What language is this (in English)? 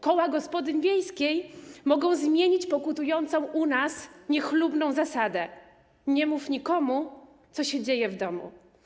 Polish